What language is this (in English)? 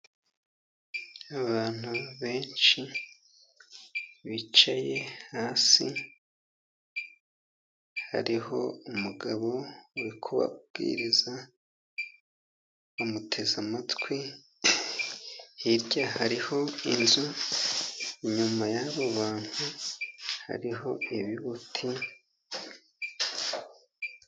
Kinyarwanda